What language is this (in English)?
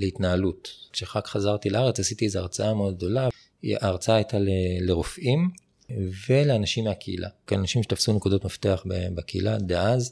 Hebrew